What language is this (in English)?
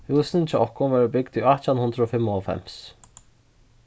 Faroese